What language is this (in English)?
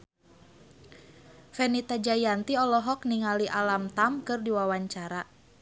Sundanese